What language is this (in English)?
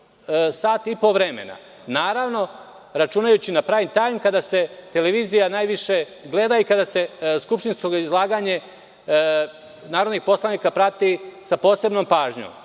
Serbian